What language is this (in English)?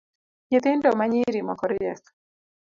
Luo (Kenya and Tanzania)